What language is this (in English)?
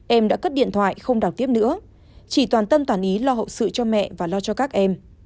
Vietnamese